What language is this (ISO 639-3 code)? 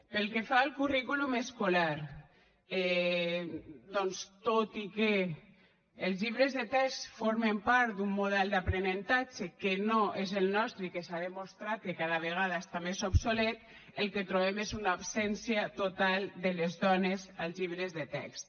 cat